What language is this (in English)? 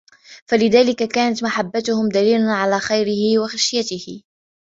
Arabic